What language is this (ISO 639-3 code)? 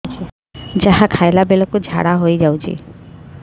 ori